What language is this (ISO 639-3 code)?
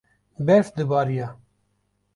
kur